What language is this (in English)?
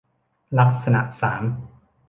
Thai